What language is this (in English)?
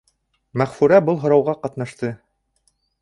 Bashkir